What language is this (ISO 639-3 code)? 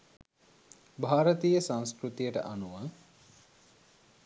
sin